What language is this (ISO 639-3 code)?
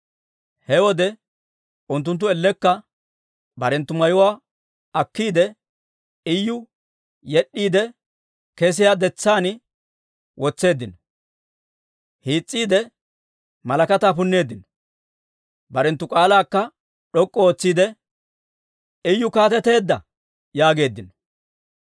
dwr